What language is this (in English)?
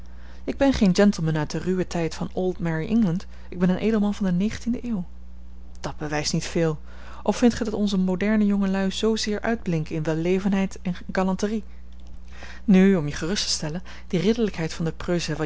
Dutch